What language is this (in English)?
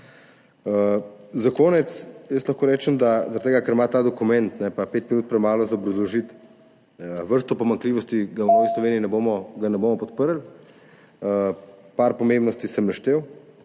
Slovenian